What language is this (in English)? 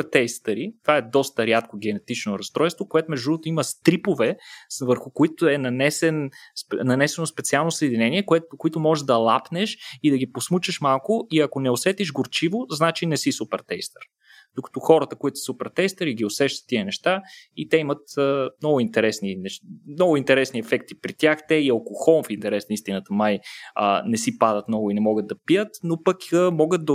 Bulgarian